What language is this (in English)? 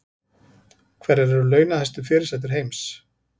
Icelandic